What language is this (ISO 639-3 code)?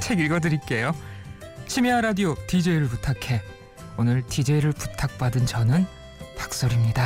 kor